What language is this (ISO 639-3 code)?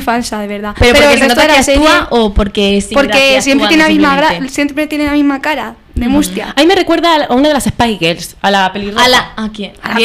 spa